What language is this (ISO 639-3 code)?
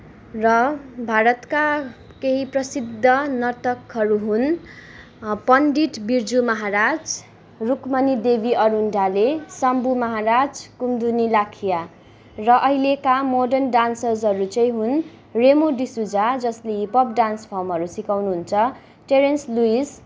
nep